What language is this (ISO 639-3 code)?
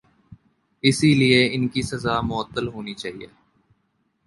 urd